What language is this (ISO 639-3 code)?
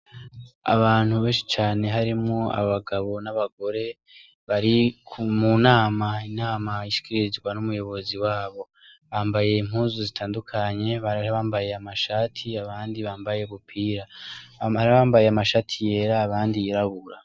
run